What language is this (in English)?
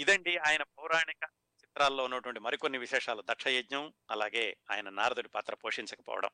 Telugu